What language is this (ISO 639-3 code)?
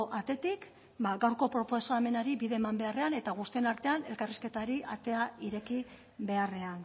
eus